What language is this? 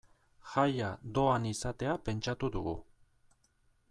Basque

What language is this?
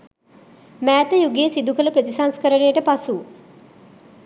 Sinhala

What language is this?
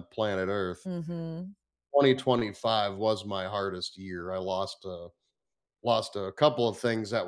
English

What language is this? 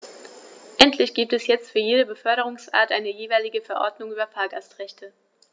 German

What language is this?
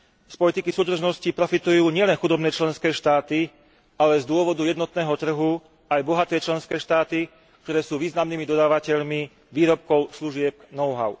Slovak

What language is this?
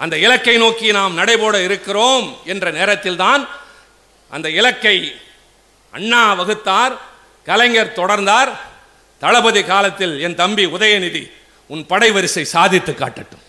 Tamil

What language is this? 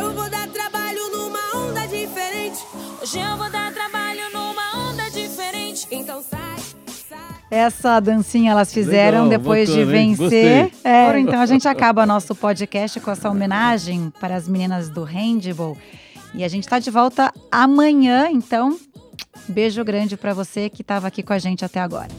Portuguese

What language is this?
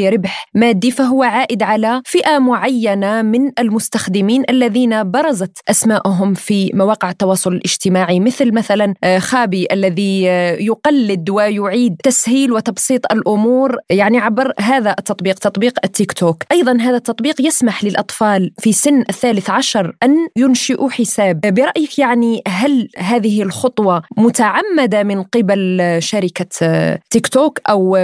Arabic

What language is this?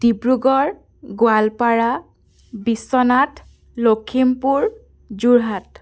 Assamese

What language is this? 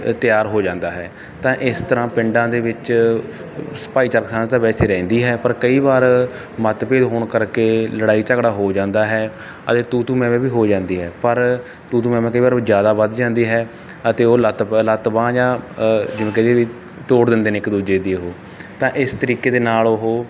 Punjabi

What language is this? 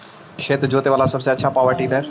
Magahi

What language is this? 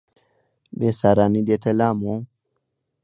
Central Kurdish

